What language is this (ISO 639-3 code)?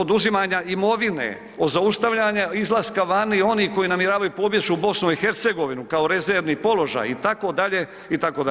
hrv